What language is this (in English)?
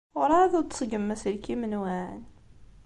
Kabyle